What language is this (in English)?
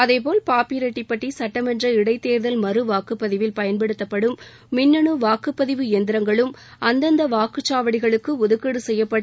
Tamil